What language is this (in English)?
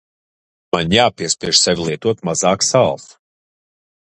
Latvian